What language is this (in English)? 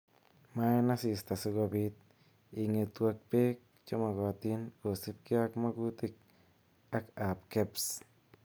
Kalenjin